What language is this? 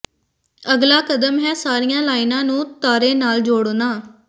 Punjabi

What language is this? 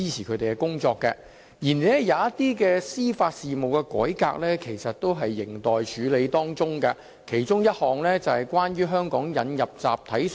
Cantonese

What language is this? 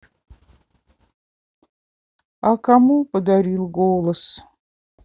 Russian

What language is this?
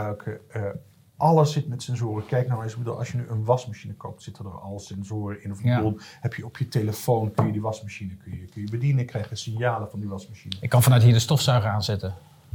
Dutch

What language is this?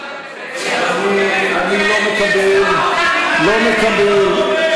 Hebrew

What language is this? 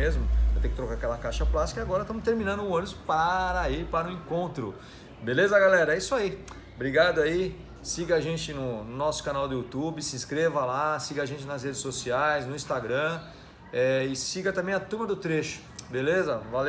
Portuguese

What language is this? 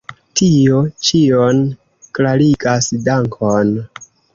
Esperanto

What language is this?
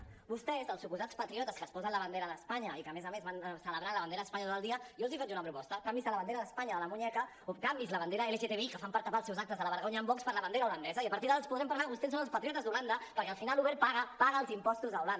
Catalan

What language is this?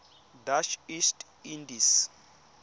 Tswana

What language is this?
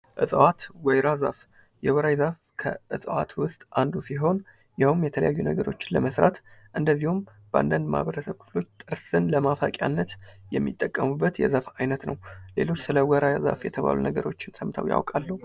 Amharic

